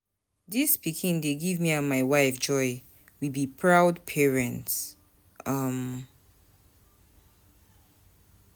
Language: Nigerian Pidgin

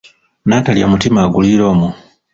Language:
Ganda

